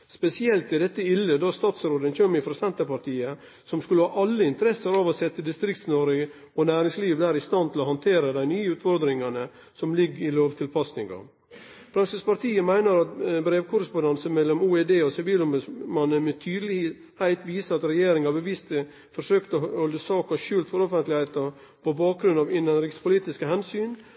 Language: Norwegian Nynorsk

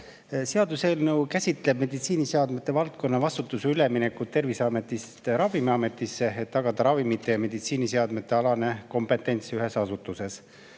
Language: Estonian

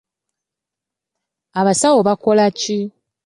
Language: Ganda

